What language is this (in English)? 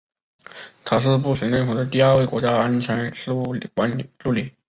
Chinese